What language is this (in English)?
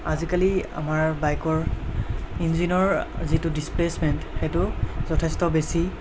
Assamese